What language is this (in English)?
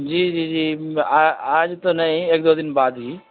Urdu